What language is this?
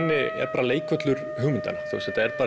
Icelandic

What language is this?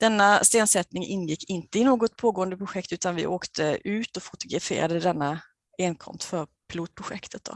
Swedish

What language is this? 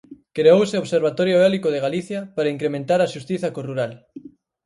Galician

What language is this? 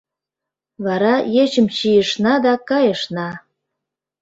Mari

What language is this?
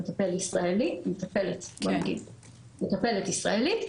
Hebrew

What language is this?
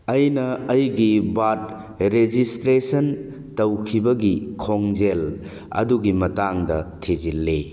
Manipuri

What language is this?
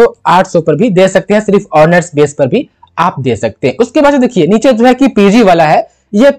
Hindi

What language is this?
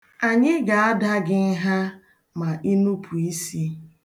Igbo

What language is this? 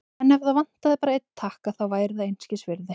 Icelandic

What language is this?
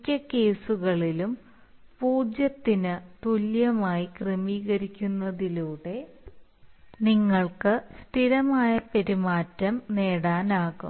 Malayalam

